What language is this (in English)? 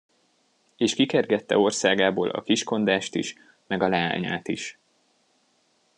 Hungarian